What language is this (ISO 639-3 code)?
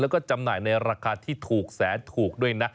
tha